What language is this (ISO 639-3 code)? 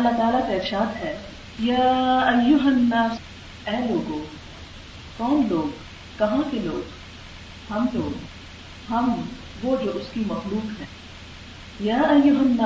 urd